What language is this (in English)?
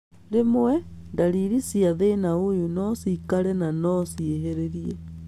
Kikuyu